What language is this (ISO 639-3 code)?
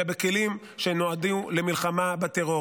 heb